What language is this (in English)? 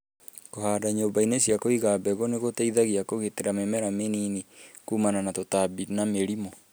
Kikuyu